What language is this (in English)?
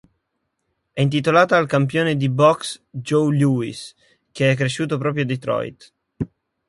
Italian